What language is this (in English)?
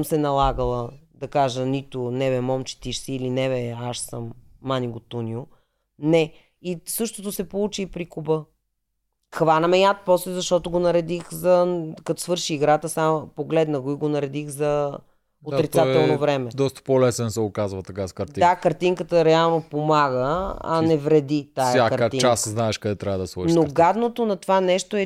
Bulgarian